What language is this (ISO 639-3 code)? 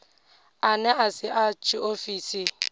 ven